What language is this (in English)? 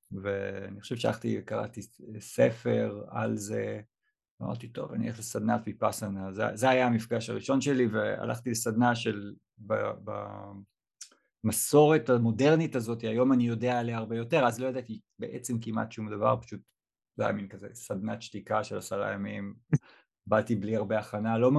Hebrew